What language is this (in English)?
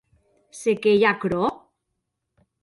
Occitan